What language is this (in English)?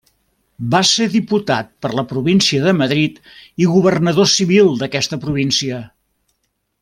Catalan